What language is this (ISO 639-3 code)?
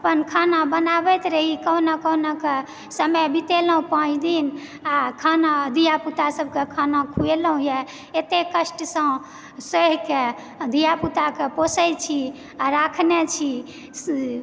mai